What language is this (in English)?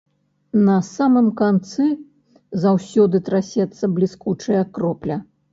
Belarusian